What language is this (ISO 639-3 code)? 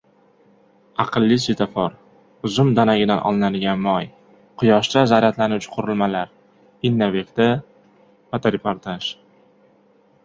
uzb